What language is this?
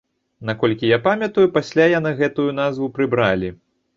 Belarusian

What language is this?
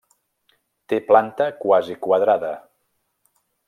Catalan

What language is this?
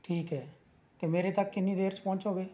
Punjabi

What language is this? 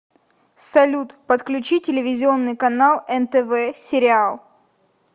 Russian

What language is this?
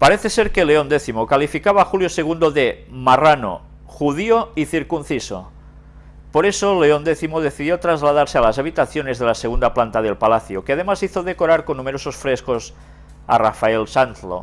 Spanish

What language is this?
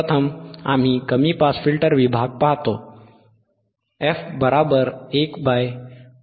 Marathi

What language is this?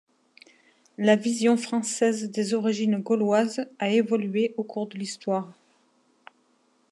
French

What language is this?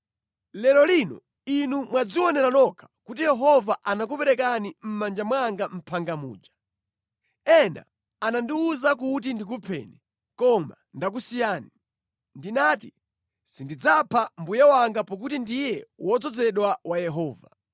Nyanja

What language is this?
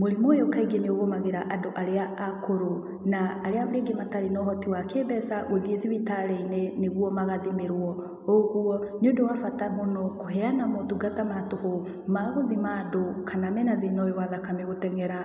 Kikuyu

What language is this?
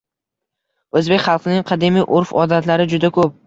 Uzbek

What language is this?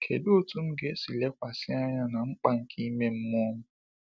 Igbo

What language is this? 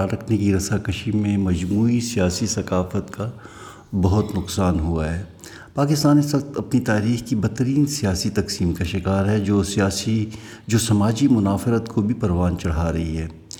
Urdu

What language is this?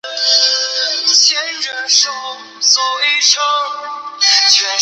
Chinese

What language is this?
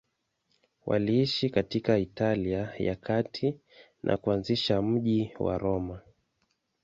Swahili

